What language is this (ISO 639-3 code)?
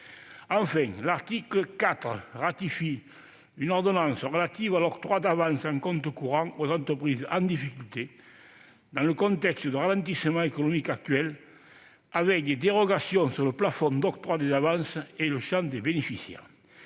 fra